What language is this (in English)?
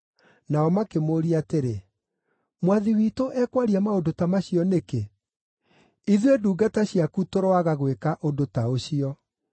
Kikuyu